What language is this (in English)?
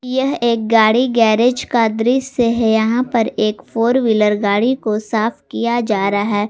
Hindi